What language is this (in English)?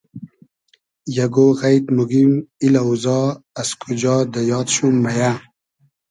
Hazaragi